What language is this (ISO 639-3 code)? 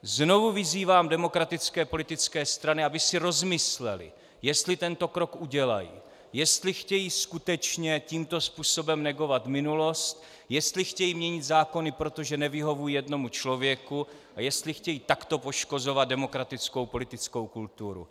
ces